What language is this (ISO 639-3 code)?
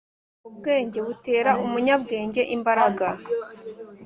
kin